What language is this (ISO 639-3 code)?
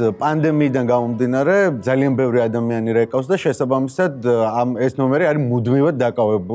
ron